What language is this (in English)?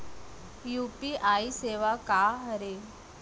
Chhattisgarhi